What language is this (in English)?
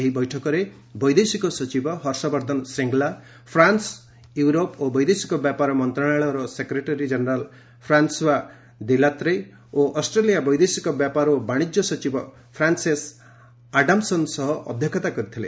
Odia